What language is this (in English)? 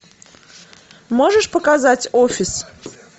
Russian